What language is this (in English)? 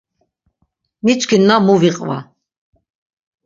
Laz